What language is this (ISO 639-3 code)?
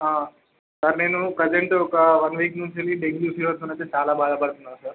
tel